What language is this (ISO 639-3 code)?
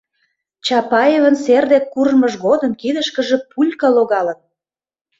chm